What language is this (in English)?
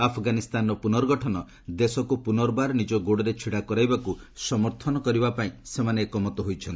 Odia